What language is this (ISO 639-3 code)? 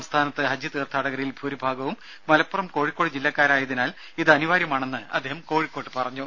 mal